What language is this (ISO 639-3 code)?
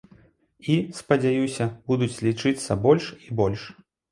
bel